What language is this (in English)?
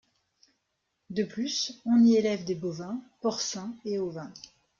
French